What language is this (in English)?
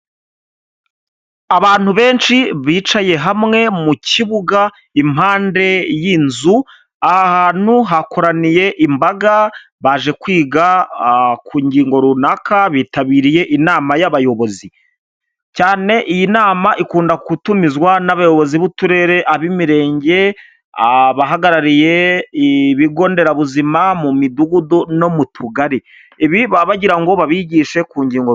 Kinyarwanda